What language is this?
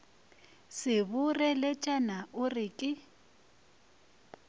Northern Sotho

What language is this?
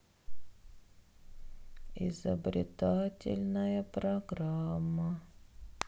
Russian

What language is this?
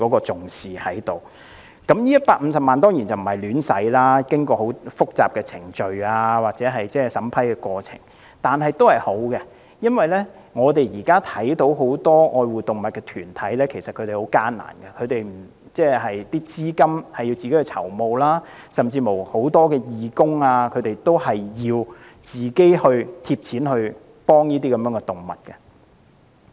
Cantonese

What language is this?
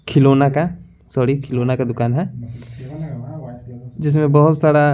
Hindi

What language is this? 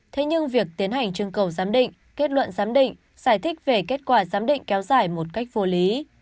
Vietnamese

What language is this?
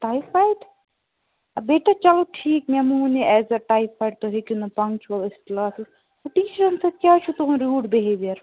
Kashmiri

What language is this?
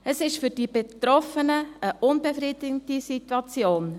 Swiss German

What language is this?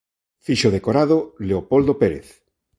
Galician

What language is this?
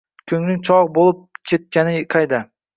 Uzbek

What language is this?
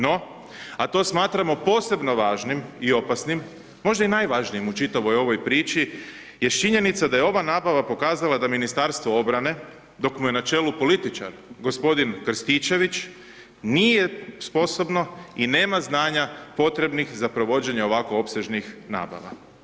Croatian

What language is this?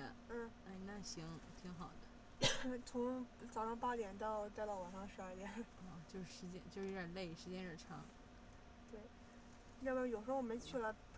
Chinese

